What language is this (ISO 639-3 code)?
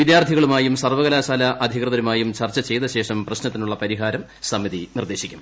mal